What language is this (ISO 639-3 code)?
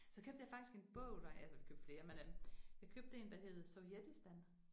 dan